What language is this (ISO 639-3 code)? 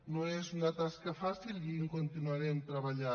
cat